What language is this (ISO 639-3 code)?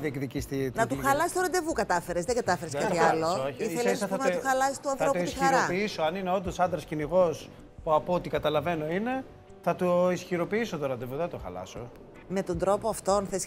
ell